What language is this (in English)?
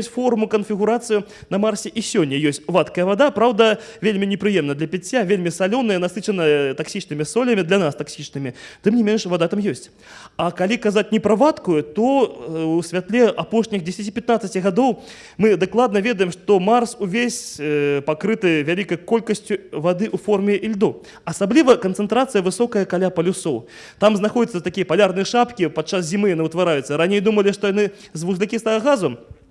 Russian